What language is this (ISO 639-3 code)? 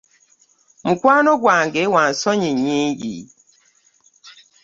lug